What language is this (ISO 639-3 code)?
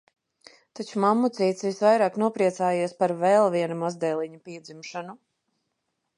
lav